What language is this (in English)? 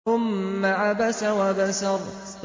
Arabic